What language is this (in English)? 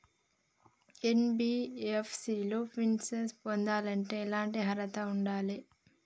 Telugu